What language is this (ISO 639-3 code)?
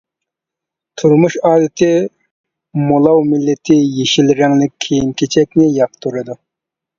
uig